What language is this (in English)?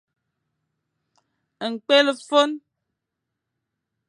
Fang